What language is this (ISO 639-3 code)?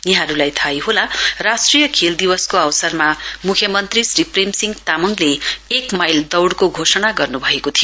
nep